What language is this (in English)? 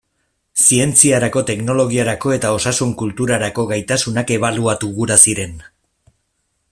Basque